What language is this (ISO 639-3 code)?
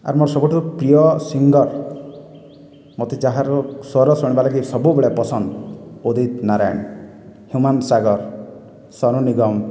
ori